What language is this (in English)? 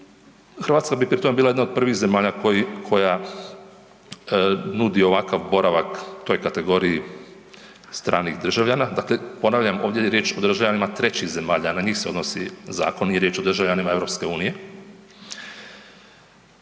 Croatian